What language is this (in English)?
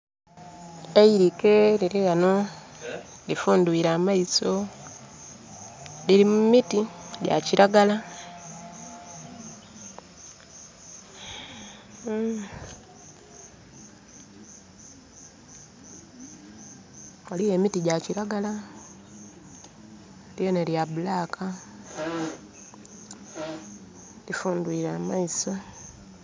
Soga